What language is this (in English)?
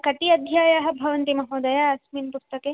Sanskrit